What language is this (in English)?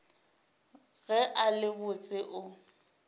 Northern Sotho